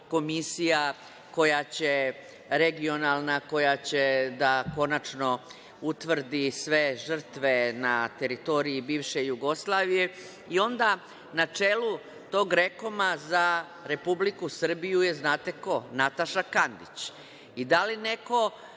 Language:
Serbian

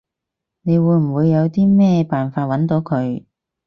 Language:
Cantonese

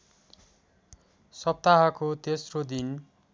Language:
Nepali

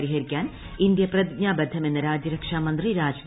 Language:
Malayalam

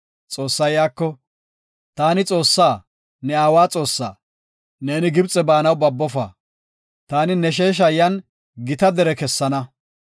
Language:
Gofa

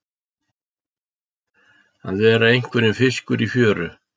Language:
Icelandic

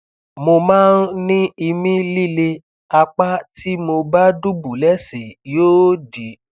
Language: Yoruba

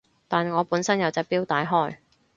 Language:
Cantonese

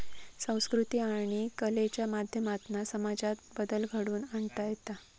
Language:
Marathi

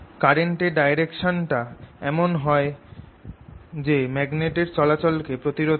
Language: Bangla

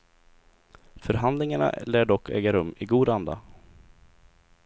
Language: Swedish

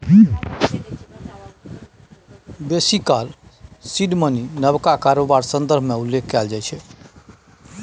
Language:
Maithili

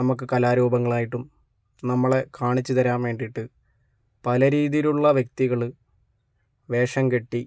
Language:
Malayalam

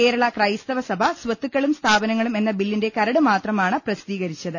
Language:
Malayalam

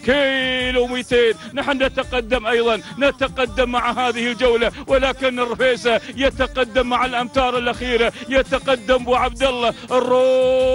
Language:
Arabic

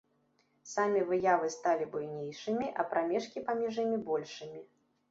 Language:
Belarusian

